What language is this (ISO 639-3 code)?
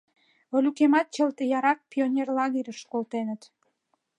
chm